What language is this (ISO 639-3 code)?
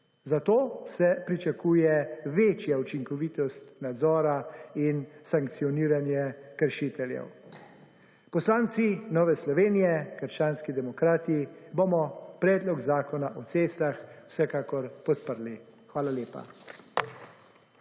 slv